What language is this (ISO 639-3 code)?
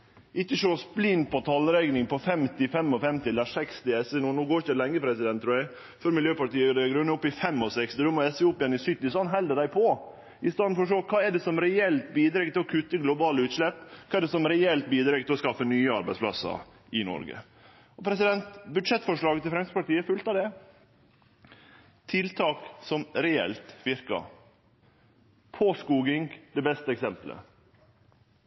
nno